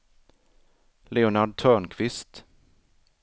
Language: Swedish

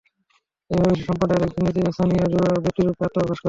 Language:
Bangla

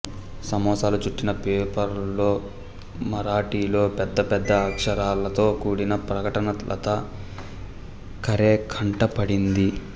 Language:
Telugu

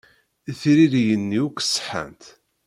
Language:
Kabyle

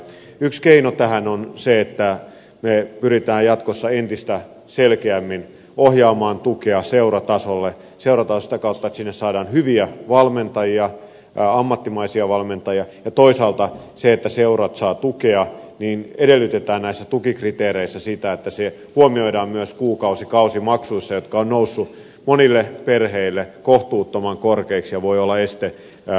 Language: Finnish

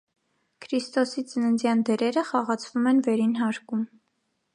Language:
Armenian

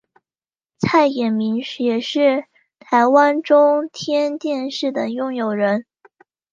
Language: Chinese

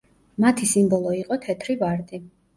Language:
Georgian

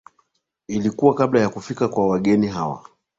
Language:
Swahili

